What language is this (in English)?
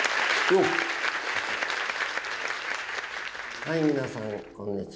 Japanese